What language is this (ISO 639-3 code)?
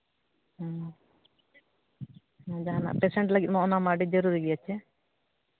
sat